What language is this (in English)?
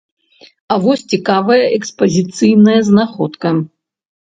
Belarusian